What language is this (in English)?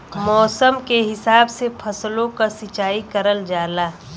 Bhojpuri